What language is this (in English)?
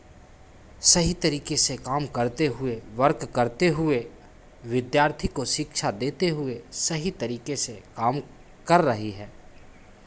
Hindi